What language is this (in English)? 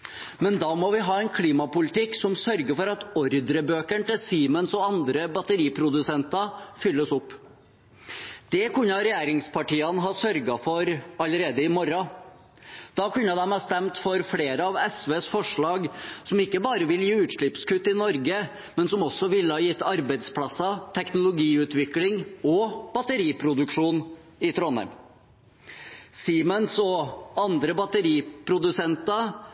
Norwegian Bokmål